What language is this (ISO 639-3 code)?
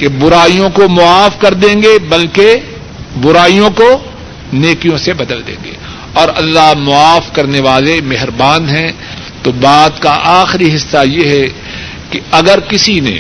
urd